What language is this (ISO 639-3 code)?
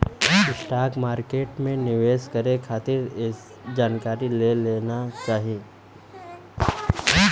bho